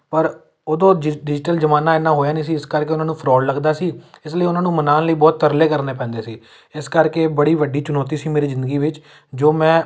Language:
Punjabi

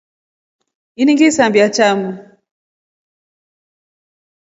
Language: Rombo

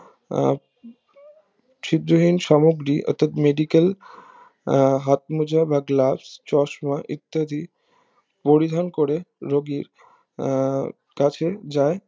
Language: Bangla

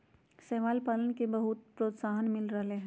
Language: Magahi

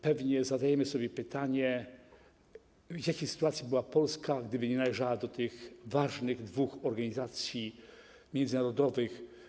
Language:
Polish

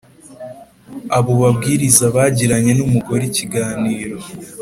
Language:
Kinyarwanda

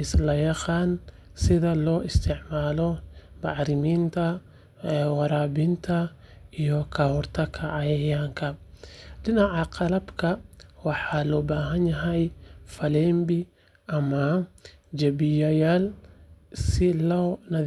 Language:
Somali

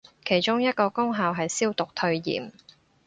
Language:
Cantonese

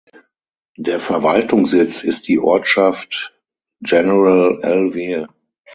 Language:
German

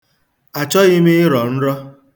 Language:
Igbo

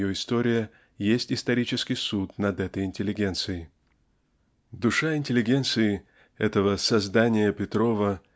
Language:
Russian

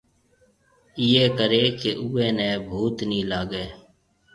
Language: Marwari (Pakistan)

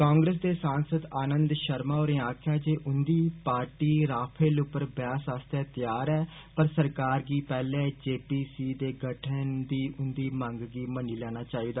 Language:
Dogri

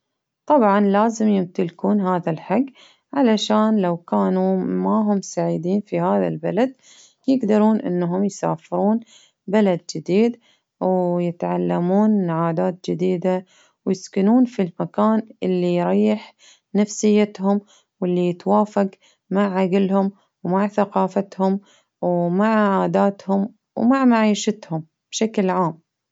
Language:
Baharna Arabic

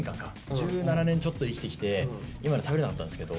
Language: Japanese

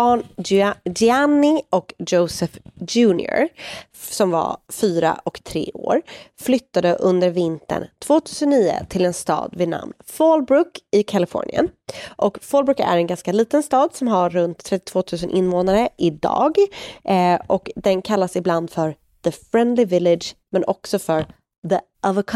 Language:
Swedish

